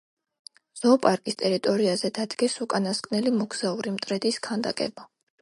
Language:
Georgian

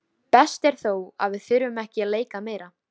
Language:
Icelandic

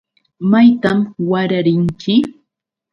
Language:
Yauyos Quechua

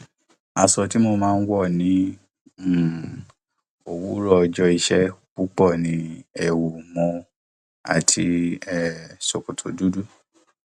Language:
Yoruba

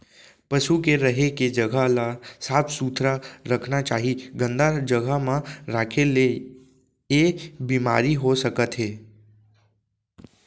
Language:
Chhattisgarhi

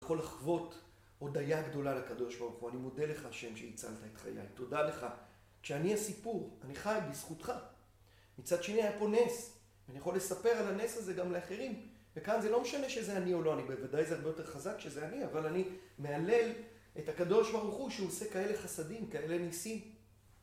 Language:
Hebrew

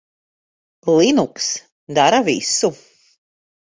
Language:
Latvian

